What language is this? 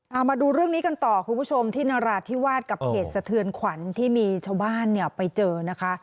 Thai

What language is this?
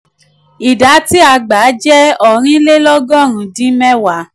Yoruba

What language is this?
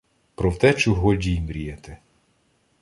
Ukrainian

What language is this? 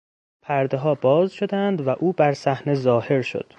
Persian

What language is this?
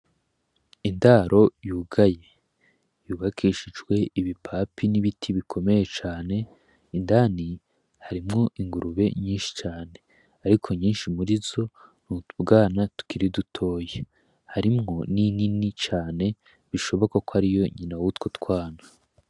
Rundi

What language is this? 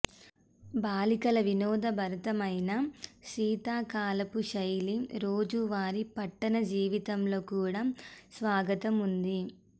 Telugu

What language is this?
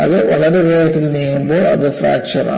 Malayalam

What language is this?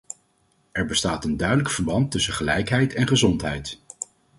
Dutch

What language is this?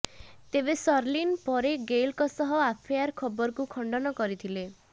Odia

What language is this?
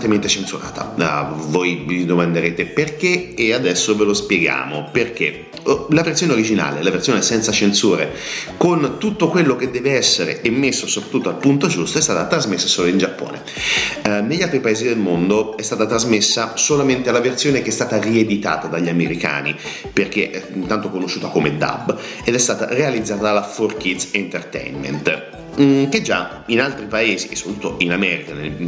Italian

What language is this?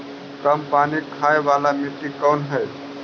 Magahi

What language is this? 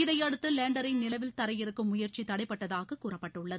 Tamil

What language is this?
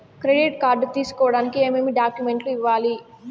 Telugu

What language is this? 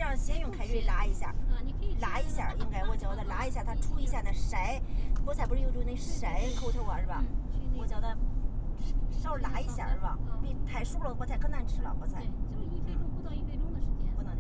Chinese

